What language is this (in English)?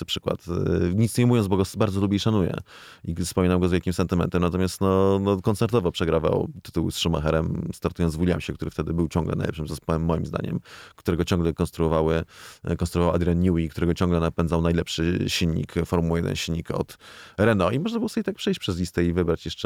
Polish